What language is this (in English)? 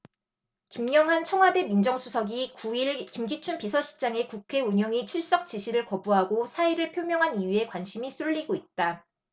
Korean